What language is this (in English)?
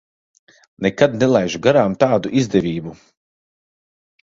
Latvian